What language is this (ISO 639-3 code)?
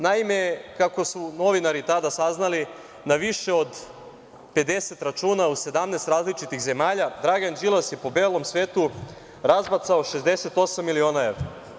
srp